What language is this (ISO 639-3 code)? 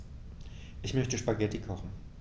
deu